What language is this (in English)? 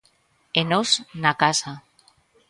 Galician